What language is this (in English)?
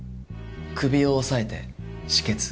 Japanese